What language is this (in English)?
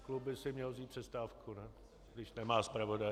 Czech